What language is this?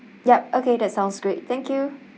English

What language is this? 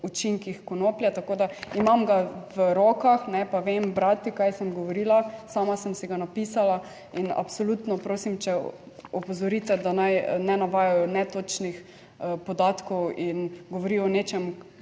Slovenian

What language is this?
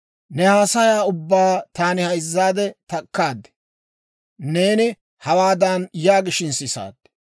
Dawro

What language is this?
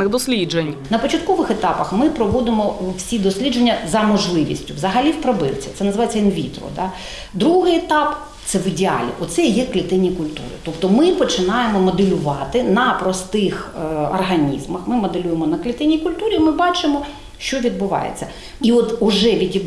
Ukrainian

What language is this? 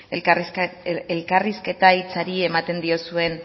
Basque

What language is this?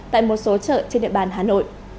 Vietnamese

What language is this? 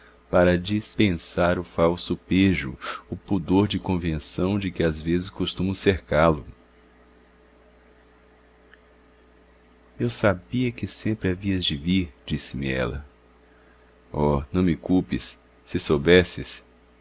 Portuguese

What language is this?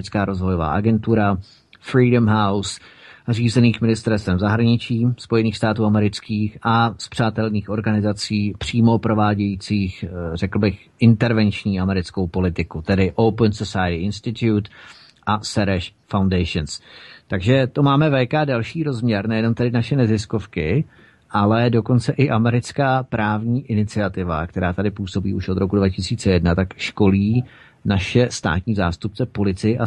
Czech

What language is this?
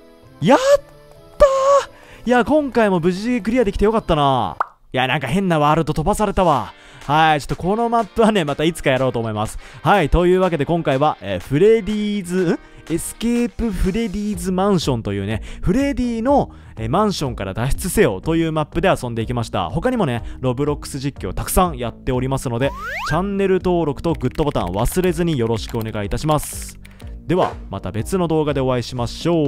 Japanese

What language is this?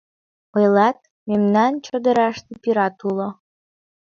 Mari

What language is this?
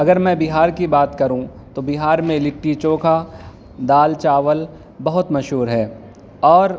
Urdu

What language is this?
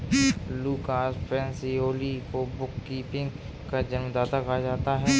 Hindi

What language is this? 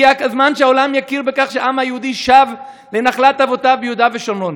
Hebrew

